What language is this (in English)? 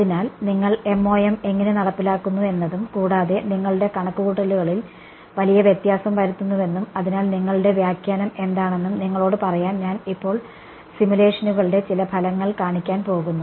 Malayalam